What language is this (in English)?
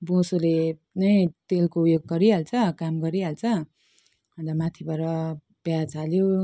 Nepali